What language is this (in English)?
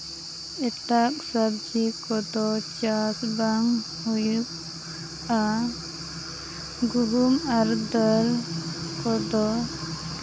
Santali